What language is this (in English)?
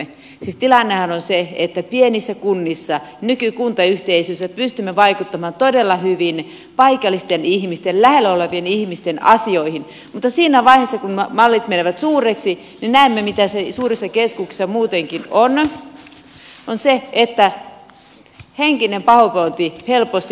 Finnish